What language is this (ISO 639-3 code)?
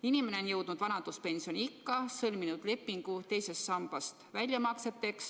est